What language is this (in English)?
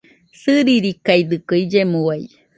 Nüpode Huitoto